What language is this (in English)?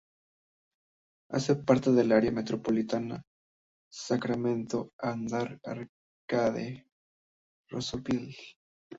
Spanish